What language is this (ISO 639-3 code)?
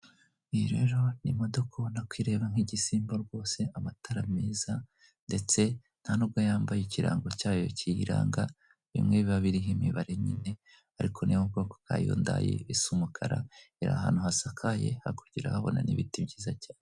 kin